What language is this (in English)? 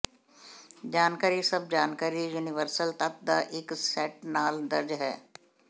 Punjabi